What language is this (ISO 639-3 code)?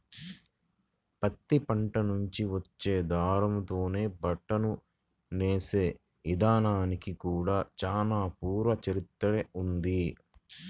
tel